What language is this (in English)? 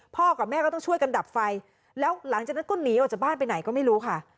Thai